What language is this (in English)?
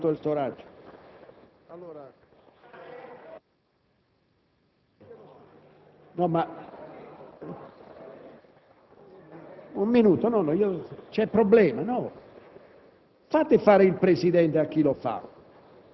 Italian